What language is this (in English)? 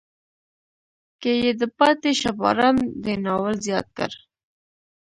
Pashto